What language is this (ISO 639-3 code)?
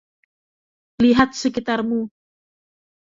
ind